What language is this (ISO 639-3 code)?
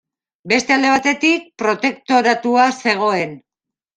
eus